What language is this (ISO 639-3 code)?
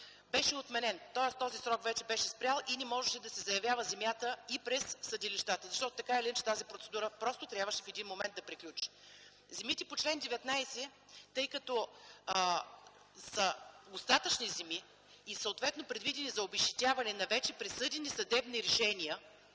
bul